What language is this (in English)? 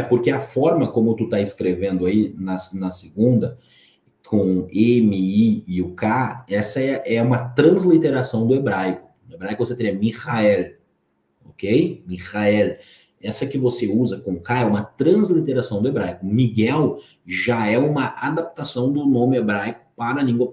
Portuguese